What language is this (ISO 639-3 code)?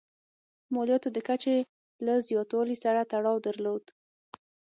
pus